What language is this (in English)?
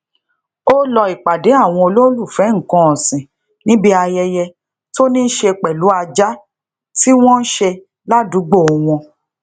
Yoruba